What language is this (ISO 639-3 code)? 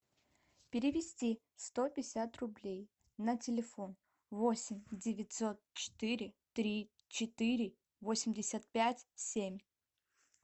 rus